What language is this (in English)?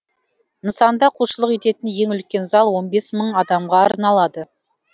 Kazakh